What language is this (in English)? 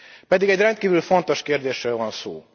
Hungarian